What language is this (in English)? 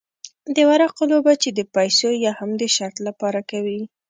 Pashto